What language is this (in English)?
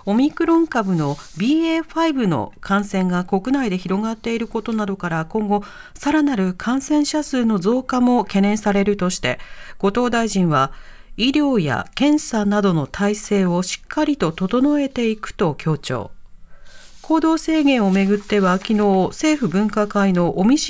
Japanese